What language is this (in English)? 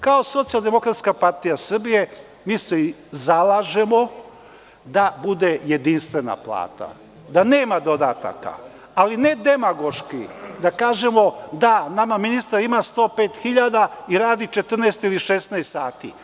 Serbian